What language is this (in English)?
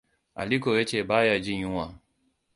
Hausa